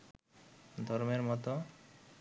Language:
Bangla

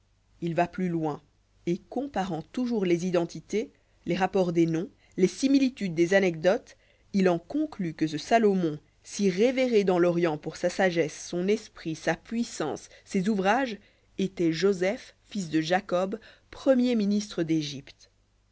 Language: French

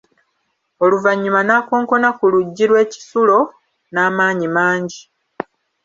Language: Ganda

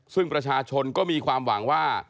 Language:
Thai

